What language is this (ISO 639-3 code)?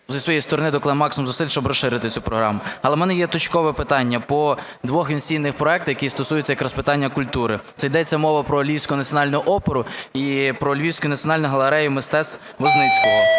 ukr